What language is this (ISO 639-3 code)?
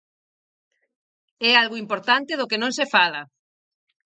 glg